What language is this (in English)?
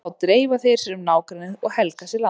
Icelandic